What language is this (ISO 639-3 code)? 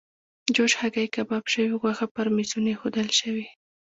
pus